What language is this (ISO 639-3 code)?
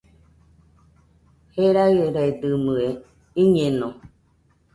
hux